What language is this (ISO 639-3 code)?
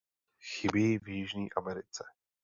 ces